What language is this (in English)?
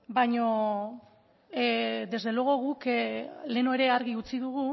Basque